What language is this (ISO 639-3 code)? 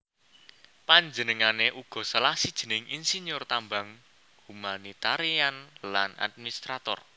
jav